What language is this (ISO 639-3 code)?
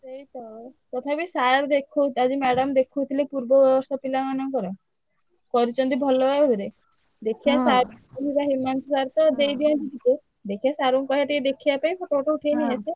ori